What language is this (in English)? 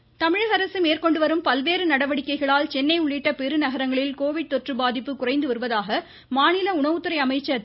Tamil